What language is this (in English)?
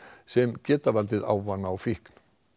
Icelandic